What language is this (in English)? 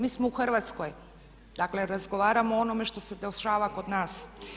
Croatian